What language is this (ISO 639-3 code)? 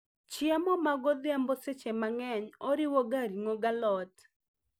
luo